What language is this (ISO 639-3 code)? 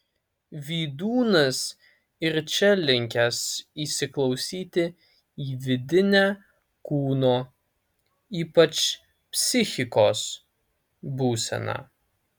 lit